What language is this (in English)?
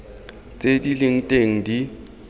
Tswana